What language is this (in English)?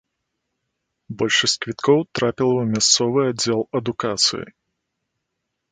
Belarusian